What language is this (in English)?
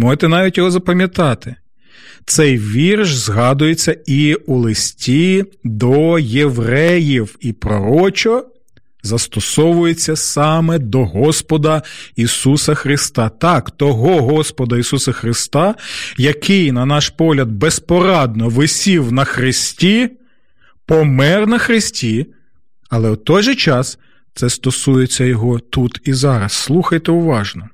Ukrainian